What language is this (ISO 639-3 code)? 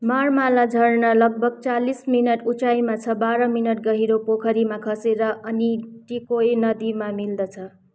nep